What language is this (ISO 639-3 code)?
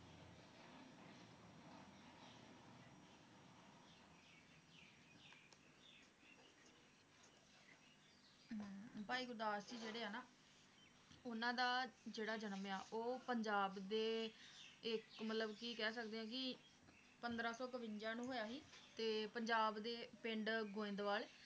pan